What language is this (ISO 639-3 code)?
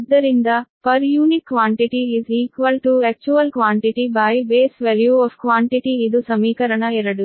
kan